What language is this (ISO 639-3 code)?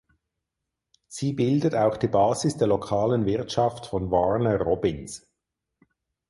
deu